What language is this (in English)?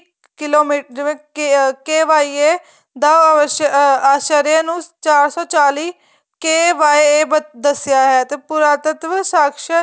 Punjabi